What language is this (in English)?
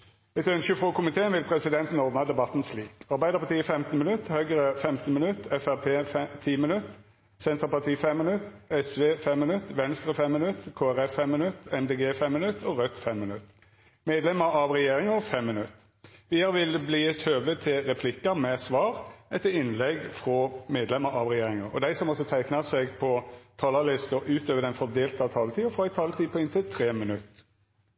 Norwegian Nynorsk